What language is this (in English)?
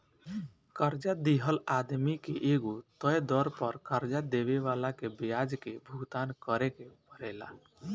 Bhojpuri